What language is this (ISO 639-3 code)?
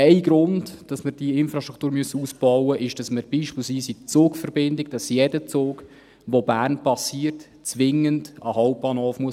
gsw